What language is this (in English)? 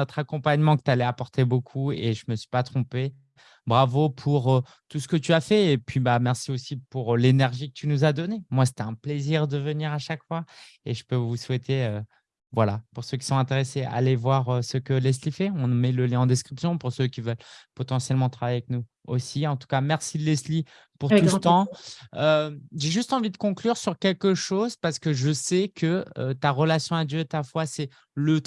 French